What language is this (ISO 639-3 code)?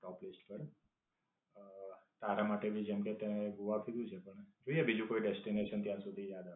guj